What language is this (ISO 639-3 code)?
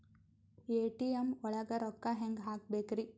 kan